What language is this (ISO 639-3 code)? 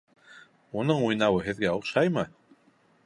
bak